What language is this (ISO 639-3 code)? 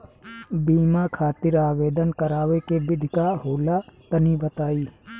bho